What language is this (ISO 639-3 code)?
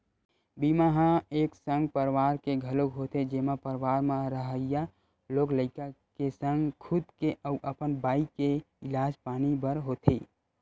hne